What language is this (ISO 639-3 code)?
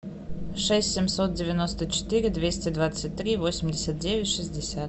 rus